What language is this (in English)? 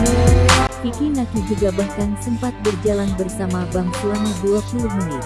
Indonesian